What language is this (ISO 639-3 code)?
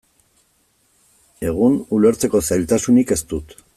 eus